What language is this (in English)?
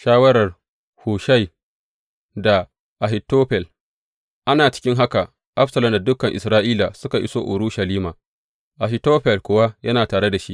Hausa